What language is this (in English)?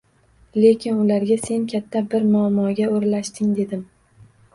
Uzbek